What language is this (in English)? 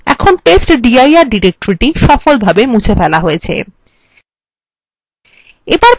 Bangla